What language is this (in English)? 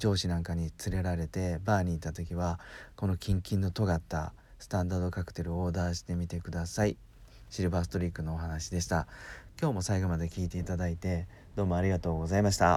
Japanese